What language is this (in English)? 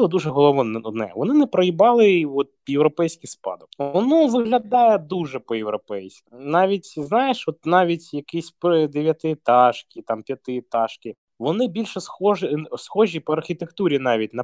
Ukrainian